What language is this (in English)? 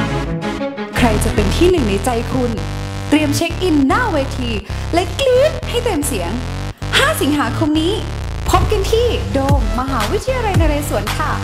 Thai